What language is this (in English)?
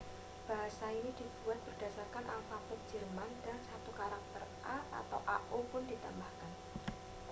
Indonesian